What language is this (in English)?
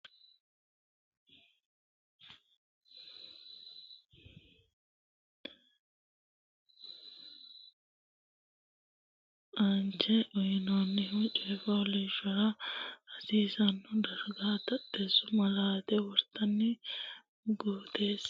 Sidamo